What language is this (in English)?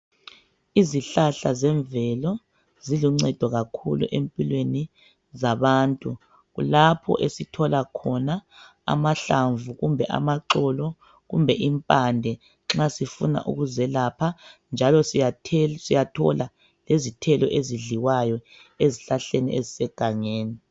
North Ndebele